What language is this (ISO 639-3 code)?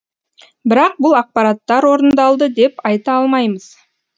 kaz